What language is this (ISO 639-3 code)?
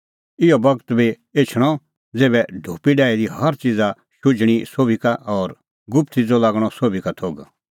kfx